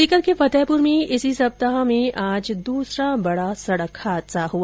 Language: Hindi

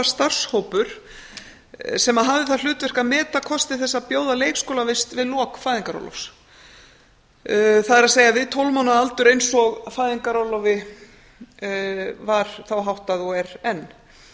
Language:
Icelandic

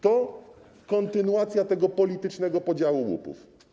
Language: Polish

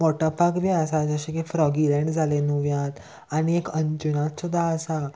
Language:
Konkani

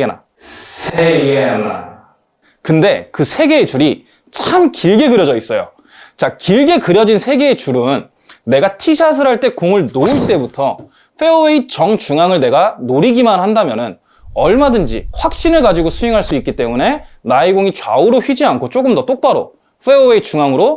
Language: Korean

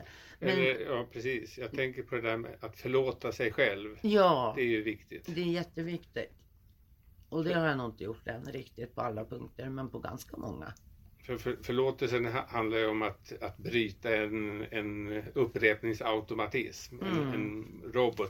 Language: Swedish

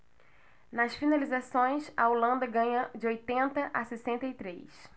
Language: Portuguese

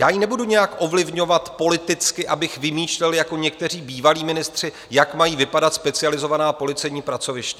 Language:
Czech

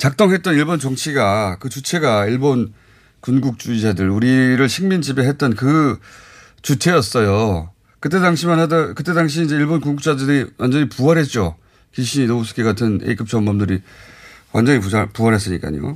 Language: Korean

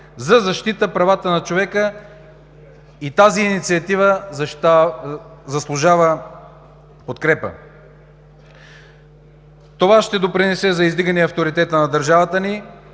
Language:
Bulgarian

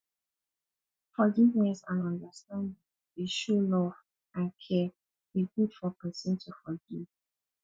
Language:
Nigerian Pidgin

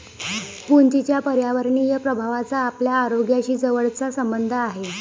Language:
Marathi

